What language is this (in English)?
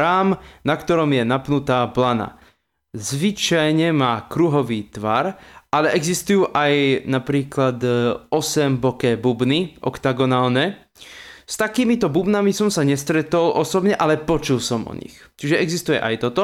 Slovak